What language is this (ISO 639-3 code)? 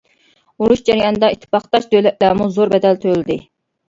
uig